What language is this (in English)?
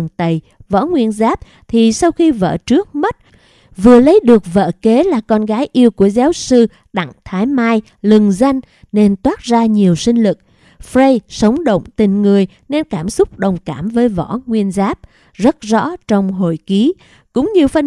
Vietnamese